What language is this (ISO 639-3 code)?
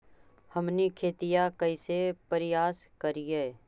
mag